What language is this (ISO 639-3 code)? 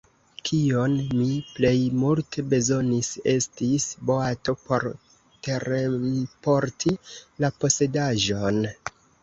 epo